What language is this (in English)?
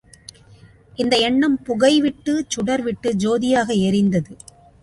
Tamil